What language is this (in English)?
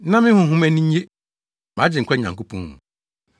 Akan